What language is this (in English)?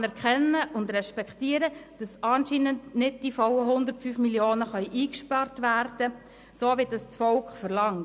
Swiss German